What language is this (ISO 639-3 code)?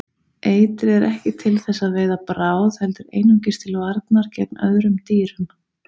isl